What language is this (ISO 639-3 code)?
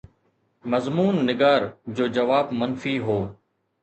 snd